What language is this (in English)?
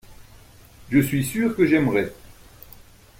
French